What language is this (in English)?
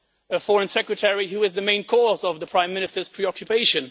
English